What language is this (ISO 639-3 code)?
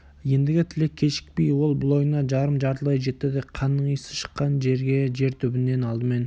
kaz